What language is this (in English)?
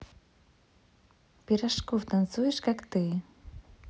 Russian